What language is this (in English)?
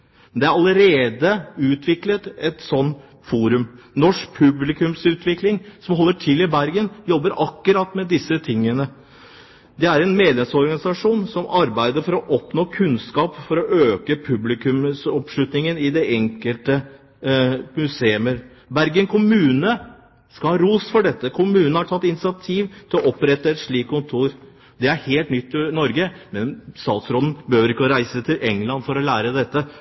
Norwegian Bokmål